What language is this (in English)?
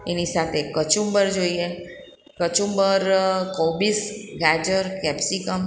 Gujarati